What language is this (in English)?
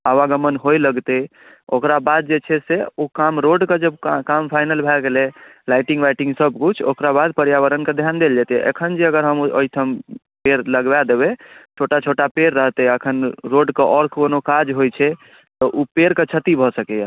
Maithili